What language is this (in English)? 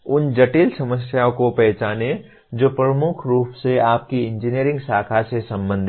Hindi